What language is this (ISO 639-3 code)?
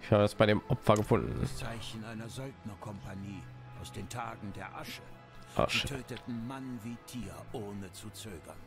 deu